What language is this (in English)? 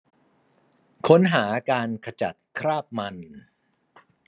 Thai